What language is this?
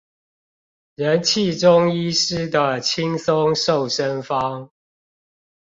Chinese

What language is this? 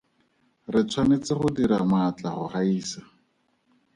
Tswana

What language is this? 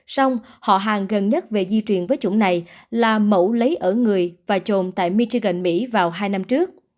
Vietnamese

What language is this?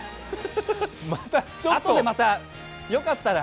Japanese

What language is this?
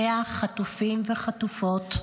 Hebrew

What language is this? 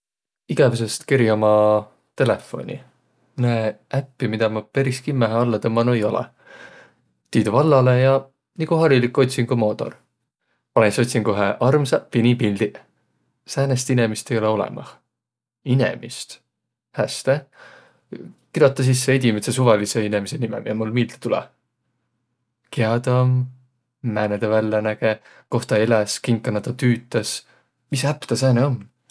Võro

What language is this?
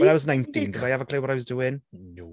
English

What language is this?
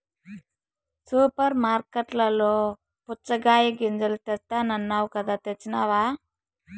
Telugu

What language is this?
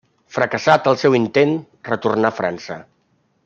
Catalan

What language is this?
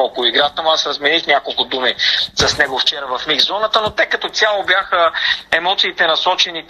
Bulgarian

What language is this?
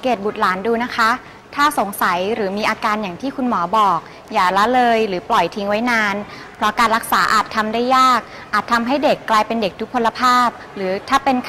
Thai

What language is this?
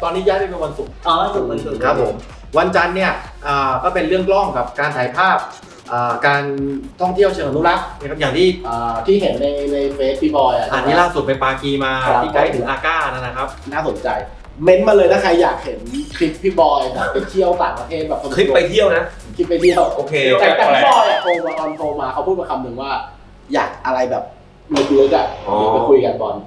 Thai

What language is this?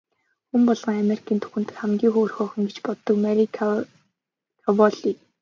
Mongolian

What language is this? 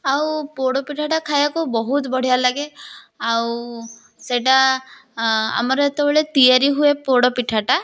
Odia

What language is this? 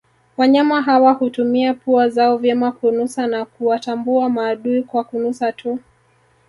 Swahili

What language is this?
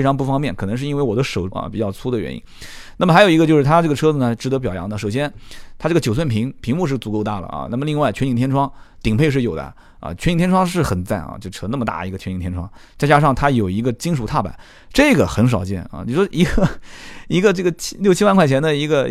Chinese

